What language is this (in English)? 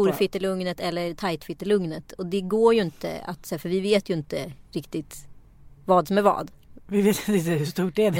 Swedish